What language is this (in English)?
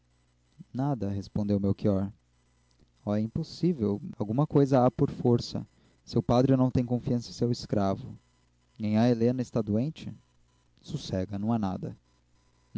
Portuguese